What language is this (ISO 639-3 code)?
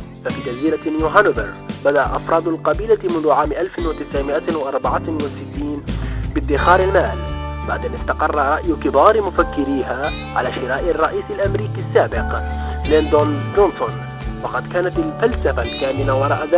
ara